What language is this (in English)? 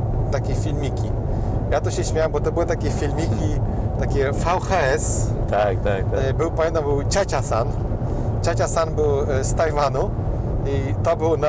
Polish